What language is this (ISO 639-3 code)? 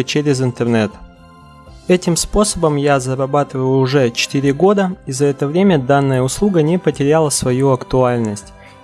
rus